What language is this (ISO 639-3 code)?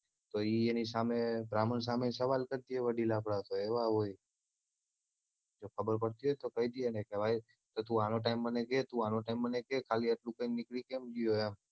guj